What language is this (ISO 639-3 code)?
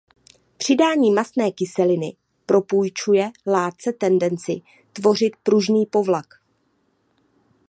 ces